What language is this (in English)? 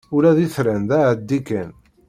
Kabyle